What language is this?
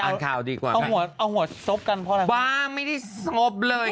Thai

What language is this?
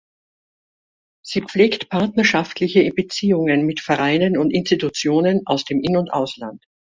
German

